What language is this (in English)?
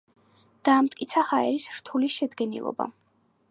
Georgian